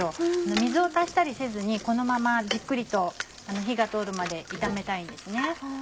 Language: Japanese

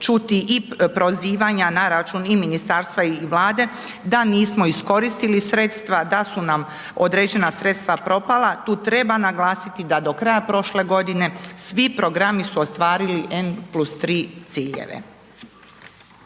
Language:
Croatian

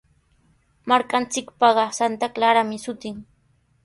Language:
Sihuas Ancash Quechua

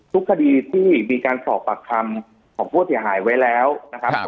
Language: Thai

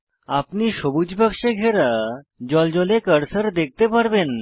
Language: Bangla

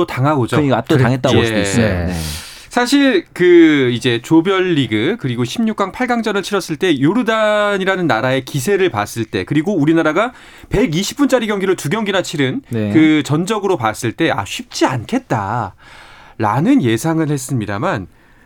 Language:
Korean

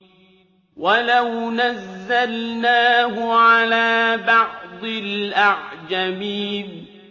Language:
Arabic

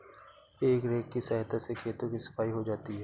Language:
Hindi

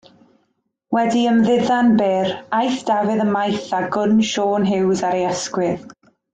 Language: Welsh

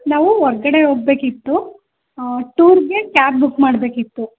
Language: Kannada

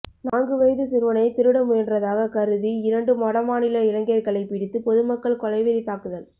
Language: Tamil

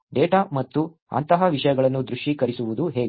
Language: Kannada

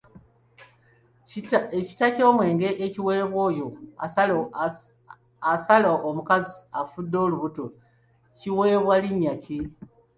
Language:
Ganda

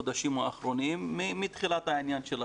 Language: Hebrew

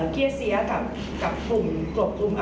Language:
Thai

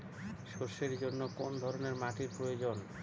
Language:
Bangla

